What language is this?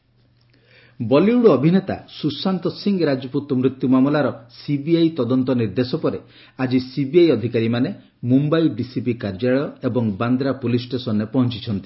Odia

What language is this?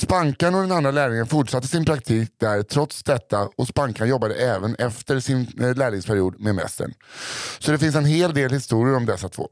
Swedish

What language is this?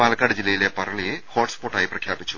Malayalam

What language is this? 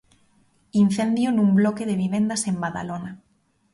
Galician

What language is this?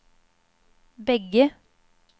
Swedish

